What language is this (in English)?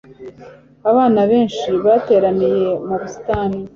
Kinyarwanda